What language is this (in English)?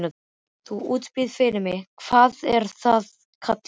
Icelandic